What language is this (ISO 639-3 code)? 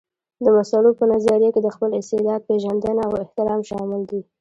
pus